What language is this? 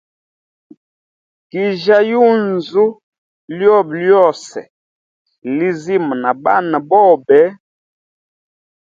Hemba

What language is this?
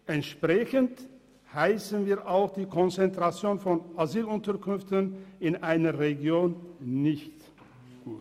Swiss German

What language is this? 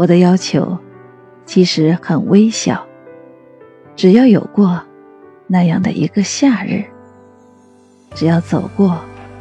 Chinese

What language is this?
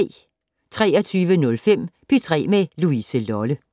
Danish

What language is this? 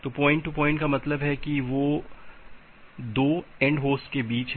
Hindi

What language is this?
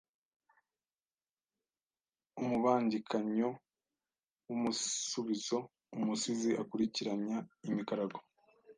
Kinyarwanda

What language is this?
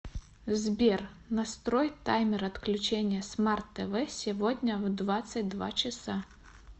Russian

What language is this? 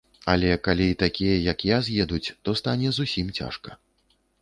Belarusian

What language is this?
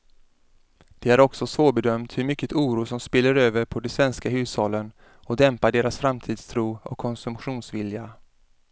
Swedish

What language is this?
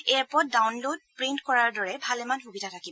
Assamese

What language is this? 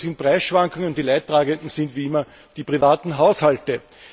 German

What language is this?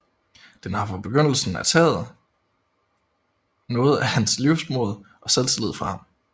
Danish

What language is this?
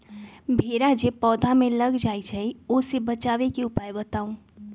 Magahi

